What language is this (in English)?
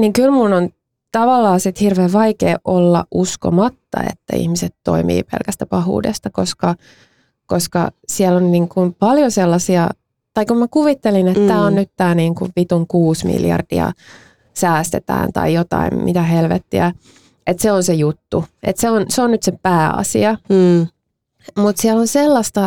Finnish